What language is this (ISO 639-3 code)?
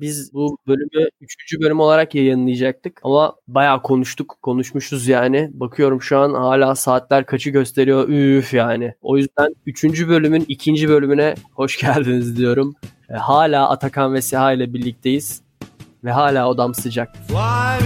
tur